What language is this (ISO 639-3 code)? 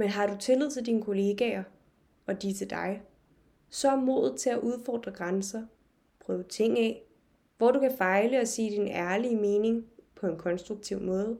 dan